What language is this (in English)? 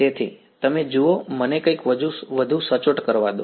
Gujarati